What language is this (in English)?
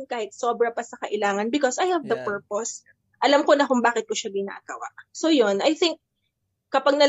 Filipino